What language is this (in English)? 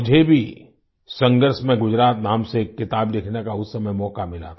Hindi